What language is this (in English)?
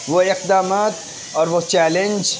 Urdu